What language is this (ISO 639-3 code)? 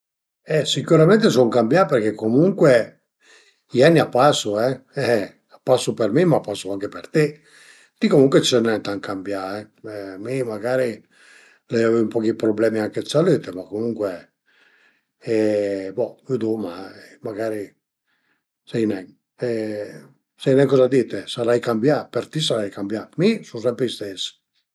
pms